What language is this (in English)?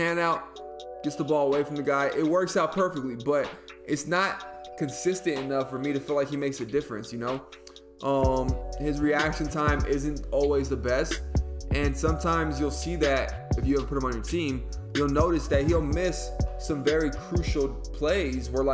English